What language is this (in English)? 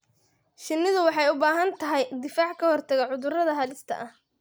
Somali